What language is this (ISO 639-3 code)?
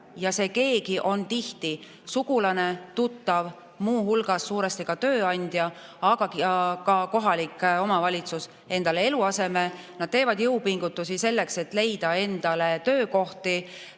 est